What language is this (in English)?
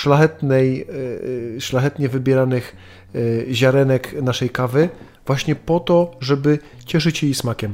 Polish